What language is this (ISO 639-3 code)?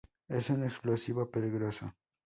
spa